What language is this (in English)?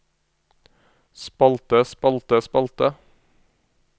Norwegian